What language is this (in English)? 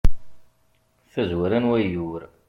Kabyle